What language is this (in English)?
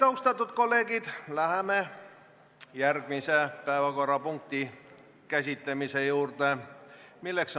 Estonian